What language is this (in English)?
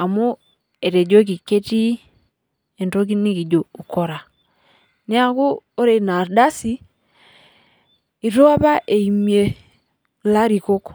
Masai